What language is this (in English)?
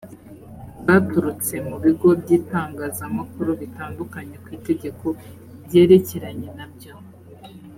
Kinyarwanda